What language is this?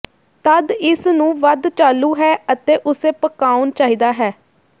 Punjabi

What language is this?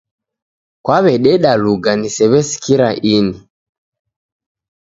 Taita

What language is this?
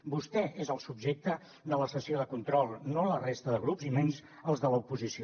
Catalan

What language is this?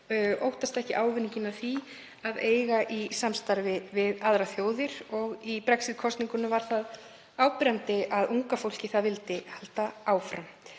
Icelandic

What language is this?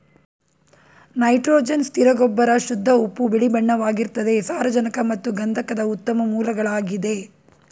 Kannada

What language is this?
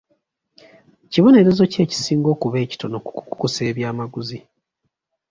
Ganda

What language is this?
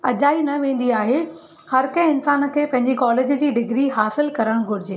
Sindhi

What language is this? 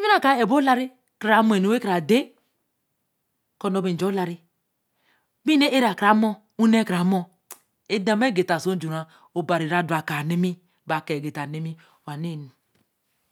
Eleme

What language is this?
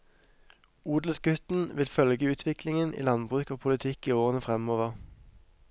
Norwegian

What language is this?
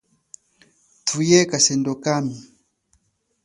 Chokwe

